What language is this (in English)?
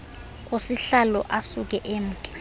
Xhosa